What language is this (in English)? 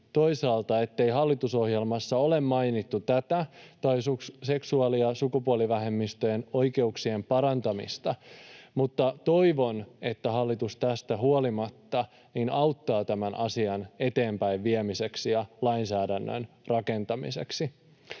Finnish